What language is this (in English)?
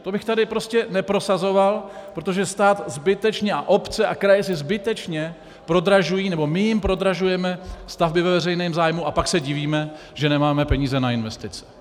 Czech